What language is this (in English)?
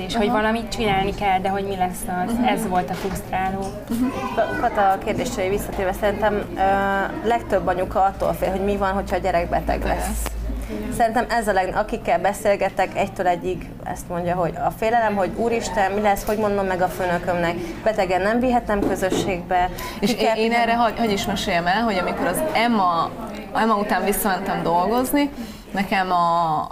Hungarian